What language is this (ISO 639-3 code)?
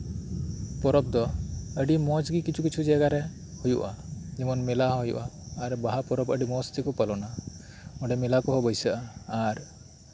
sat